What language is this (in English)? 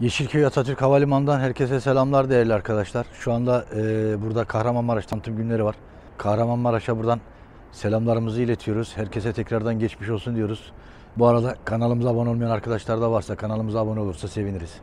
Turkish